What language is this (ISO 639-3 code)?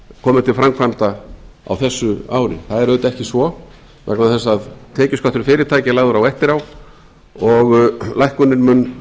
isl